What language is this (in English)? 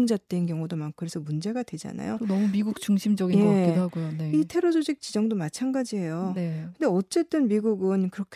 Korean